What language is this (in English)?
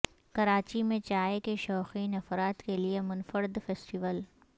Urdu